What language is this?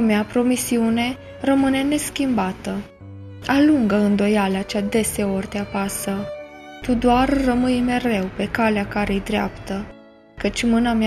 Romanian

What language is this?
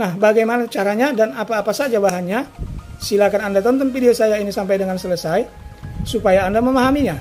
Indonesian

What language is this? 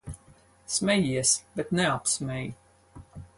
Latvian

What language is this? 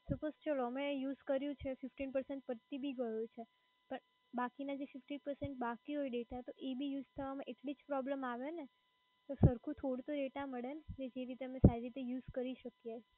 Gujarati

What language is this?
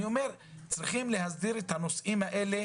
Hebrew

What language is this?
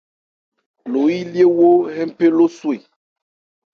Ebrié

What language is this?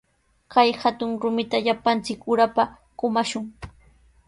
Sihuas Ancash Quechua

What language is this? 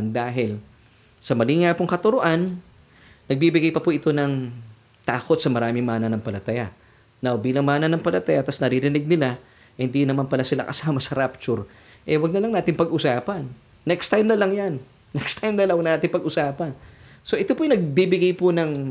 Filipino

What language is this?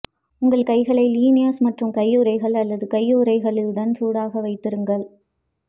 Tamil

